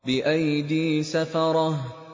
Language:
Arabic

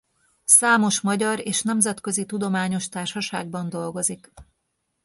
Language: Hungarian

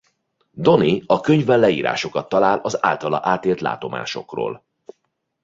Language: Hungarian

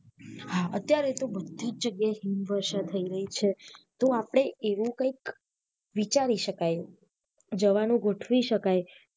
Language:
Gujarati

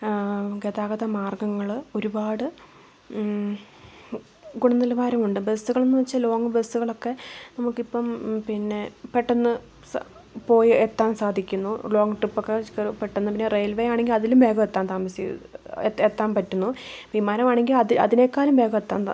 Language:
Malayalam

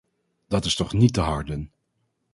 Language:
Dutch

